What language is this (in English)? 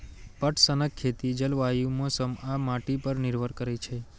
Maithili